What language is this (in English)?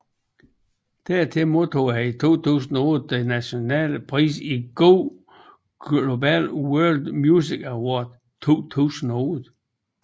Danish